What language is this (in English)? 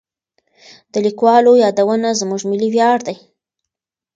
Pashto